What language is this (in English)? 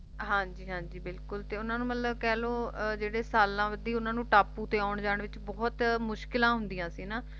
Punjabi